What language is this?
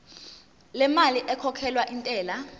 Zulu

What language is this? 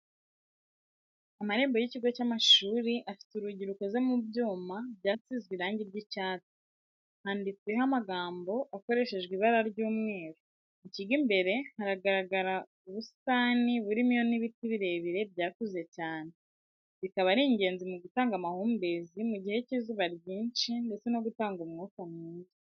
Kinyarwanda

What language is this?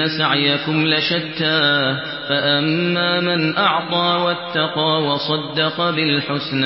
Arabic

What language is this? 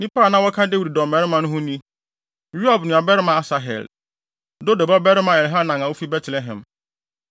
Akan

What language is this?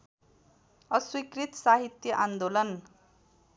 Nepali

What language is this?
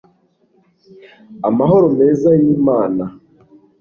Kinyarwanda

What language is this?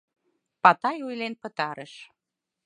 Mari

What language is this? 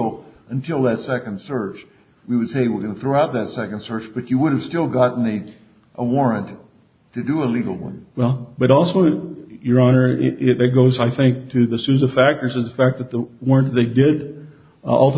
English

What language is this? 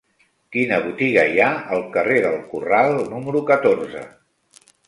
Catalan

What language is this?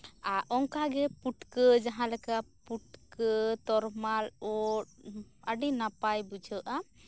Santali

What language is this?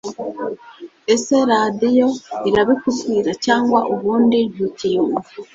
Kinyarwanda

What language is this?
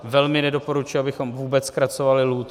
Czech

